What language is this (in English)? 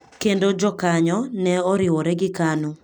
Luo (Kenya and Tanzania)